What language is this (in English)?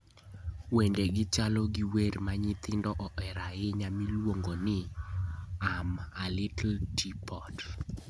Luo (Kenya and Tanzania)